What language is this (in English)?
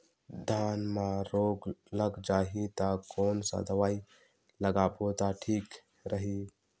Chhattisgarhi